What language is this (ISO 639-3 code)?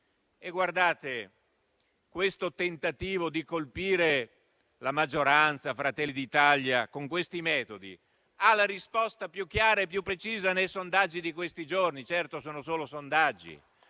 ita